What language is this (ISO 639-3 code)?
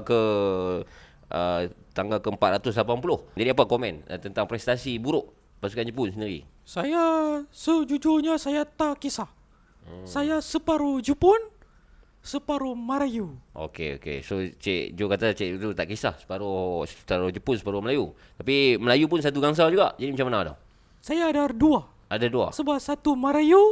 msa